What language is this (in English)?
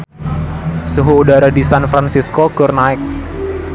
Sundanese